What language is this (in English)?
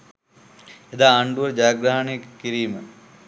Sinhala